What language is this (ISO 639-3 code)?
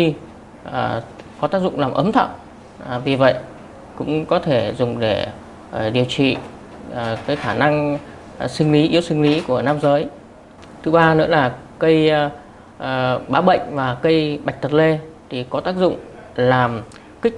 vie